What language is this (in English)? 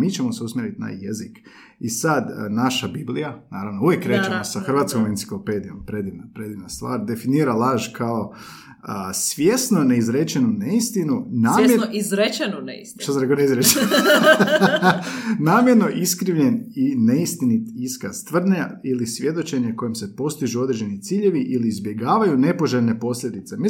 Croatian